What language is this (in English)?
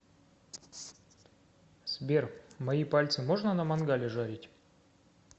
Russian